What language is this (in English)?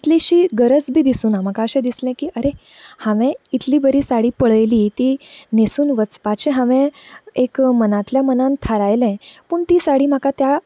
Konkani